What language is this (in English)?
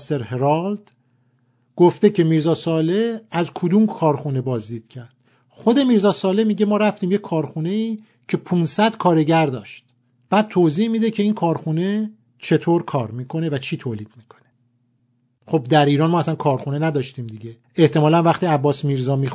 Persian